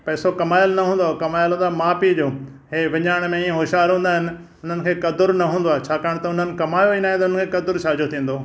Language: Sindhi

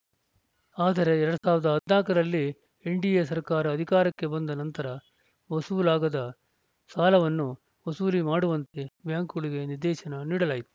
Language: Kannada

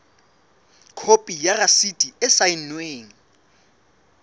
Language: Southern Sotho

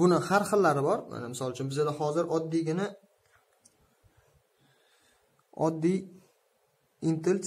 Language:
Turkish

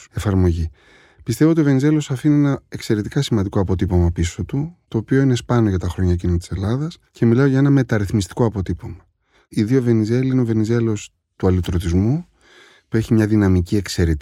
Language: Greek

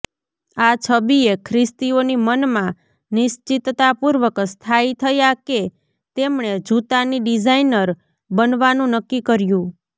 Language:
Gujarati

